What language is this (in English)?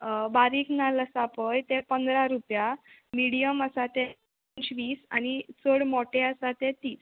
Konkani